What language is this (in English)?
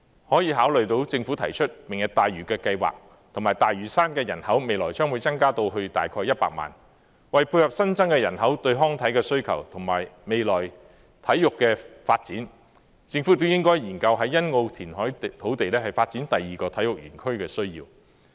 Cantonese